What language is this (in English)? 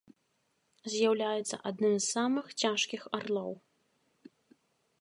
Belarusian